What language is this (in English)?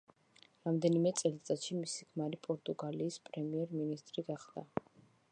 Georgian